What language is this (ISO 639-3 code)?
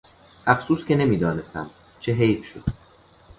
fas